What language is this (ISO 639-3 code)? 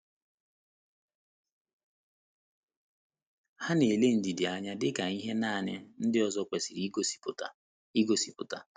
ibo